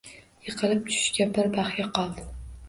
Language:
Uzbek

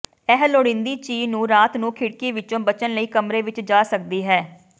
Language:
Punjabi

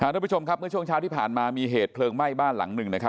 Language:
Thai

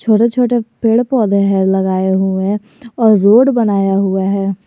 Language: Hindi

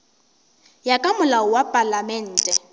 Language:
Northern Sotho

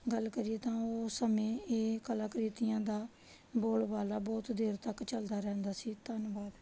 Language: Punjabi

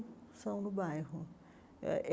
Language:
Portuguese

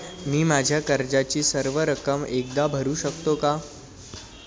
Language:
Marathi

